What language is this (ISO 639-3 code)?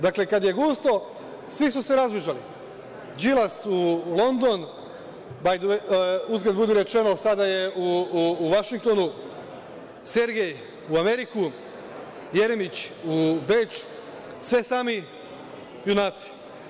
srp